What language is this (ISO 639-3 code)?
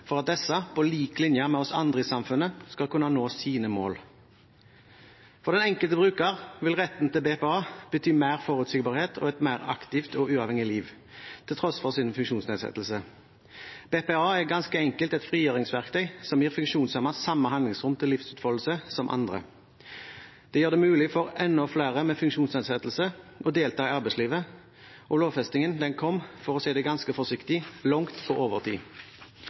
nob